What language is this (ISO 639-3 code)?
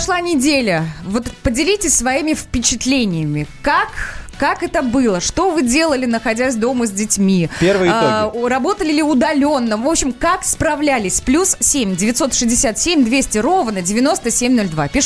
rus